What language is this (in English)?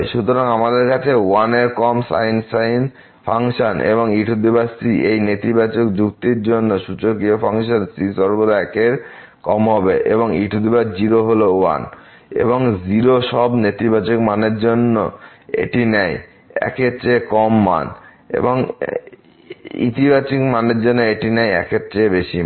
Bangla